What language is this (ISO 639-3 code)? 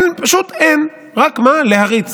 heb